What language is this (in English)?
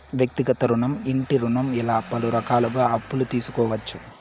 Telugu